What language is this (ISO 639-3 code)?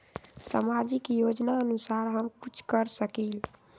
mag